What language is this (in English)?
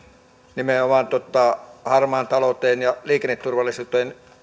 Finnish